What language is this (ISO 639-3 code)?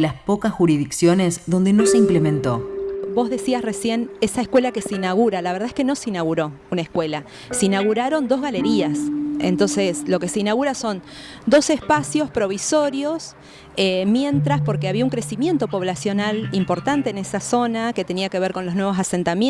spa